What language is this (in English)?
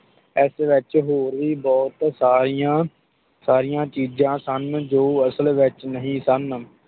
Punjabi